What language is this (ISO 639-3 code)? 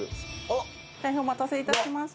jpn